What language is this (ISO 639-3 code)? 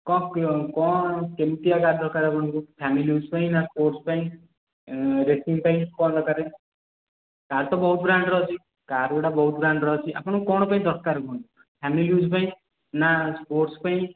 ori